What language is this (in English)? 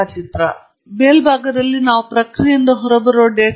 Kannada